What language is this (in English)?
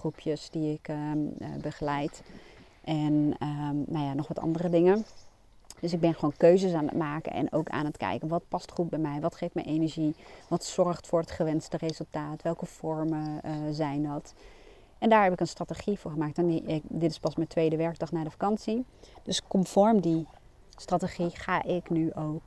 Dutch